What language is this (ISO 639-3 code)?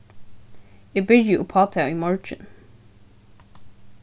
fao